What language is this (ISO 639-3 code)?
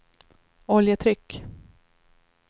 swe